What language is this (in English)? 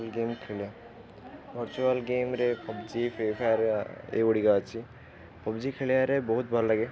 Odia